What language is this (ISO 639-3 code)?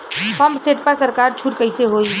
bho